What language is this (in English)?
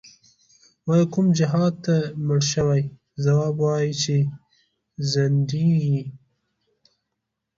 Pashto